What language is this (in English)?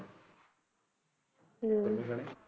Punjabi